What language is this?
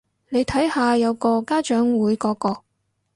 Cantonese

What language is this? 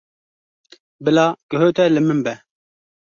Kurdish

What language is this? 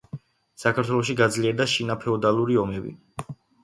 Georgian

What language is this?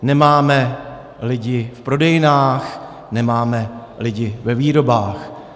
Czech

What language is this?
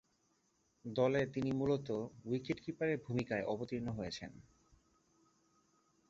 Bangla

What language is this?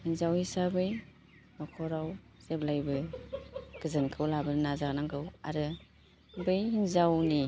Bodo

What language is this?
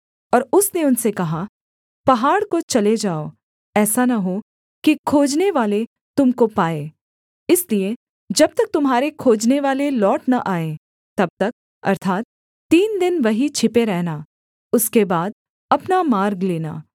Hindi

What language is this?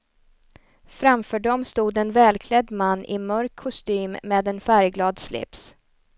Swedish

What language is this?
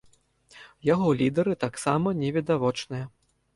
Belarusian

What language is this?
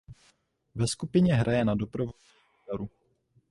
Czech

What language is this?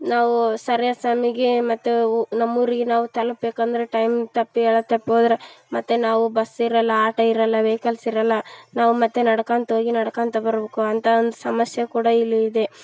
Kannada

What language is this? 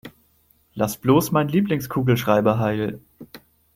German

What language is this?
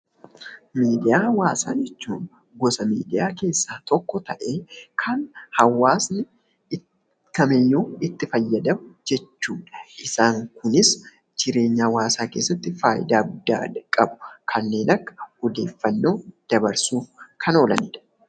Oromo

